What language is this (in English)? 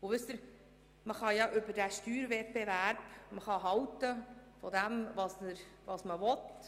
Swiss German